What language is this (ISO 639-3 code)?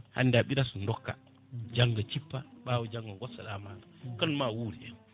ful